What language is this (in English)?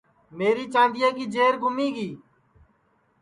Sansi